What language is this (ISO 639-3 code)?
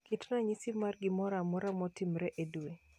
luo